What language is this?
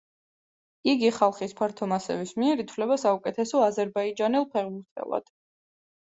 Georgian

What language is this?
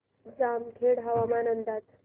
Marathi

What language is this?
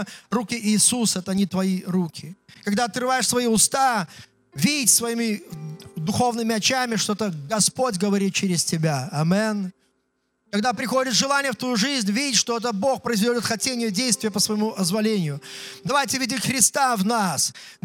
Russian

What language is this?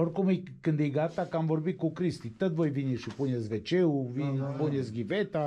Romanian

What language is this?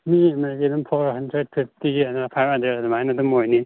Manipuri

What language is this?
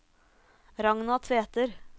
Norwegian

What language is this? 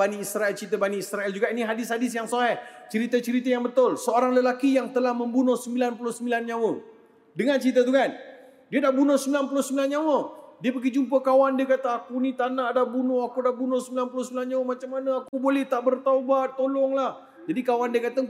Malay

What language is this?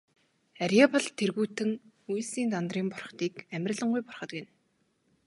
Mongolian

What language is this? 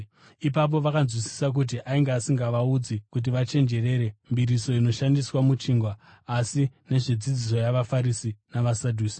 Shona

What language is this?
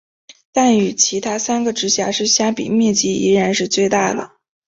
Chinese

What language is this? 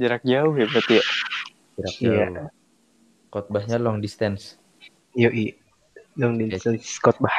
Indonesian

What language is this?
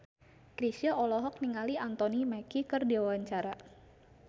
Sundanese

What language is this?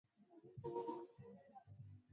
Swahili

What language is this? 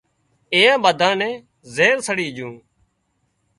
Wadiyara Koli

